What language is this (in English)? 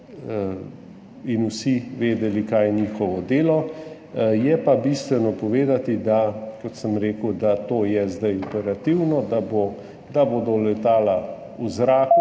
Slovenian